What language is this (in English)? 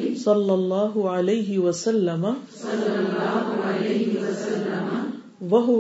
Urdu